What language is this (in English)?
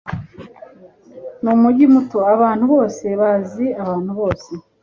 Kinyarwanda